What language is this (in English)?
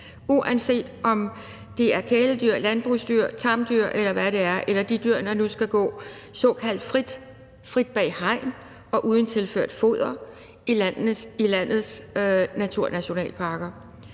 Danish